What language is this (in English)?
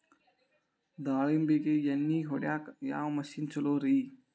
Kannada